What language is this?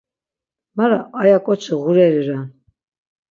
Laz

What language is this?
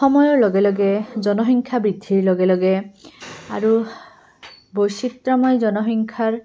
Assamese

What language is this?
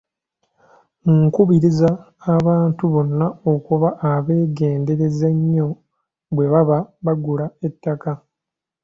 Ganda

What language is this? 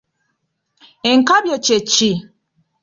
Ganda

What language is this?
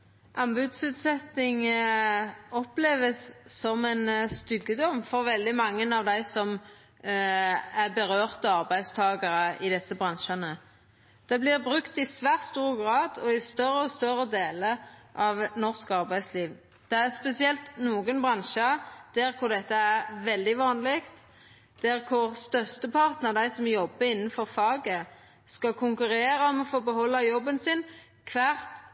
Norwegian Nynorsk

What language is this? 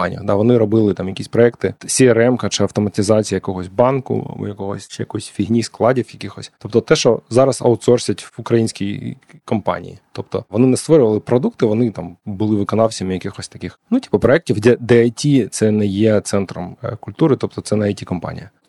Ukrainian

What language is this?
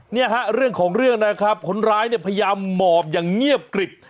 Thai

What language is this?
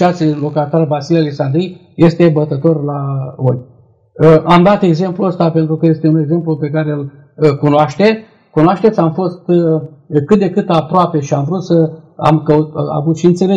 Romanian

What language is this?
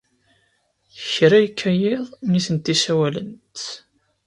Kabyle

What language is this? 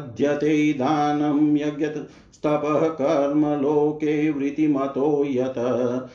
Hindi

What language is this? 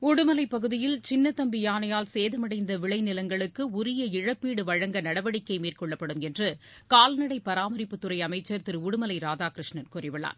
Tamil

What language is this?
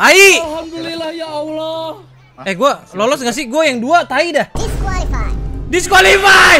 Indonesian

